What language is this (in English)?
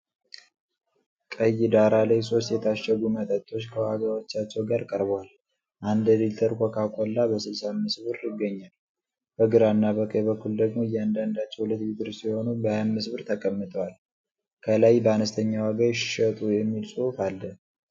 Amharic